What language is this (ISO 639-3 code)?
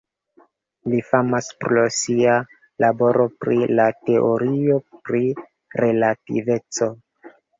epo